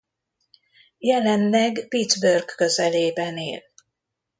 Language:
Hungarian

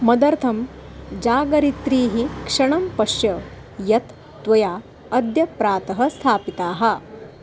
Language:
Sanskrit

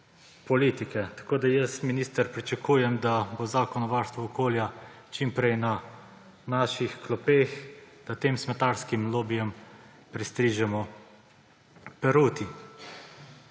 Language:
Slovenian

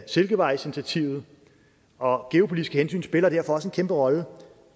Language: Danish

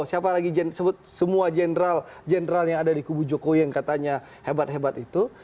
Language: Indonesian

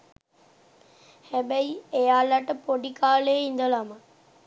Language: Sinhala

